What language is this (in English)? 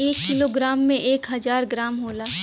Bhojpuri